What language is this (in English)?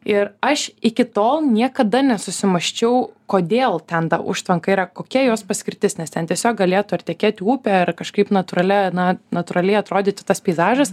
Lithuanian